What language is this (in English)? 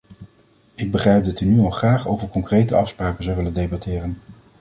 Dutch